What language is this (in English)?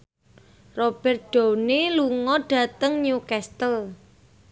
Javanese